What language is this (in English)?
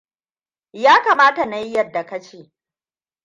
Hausa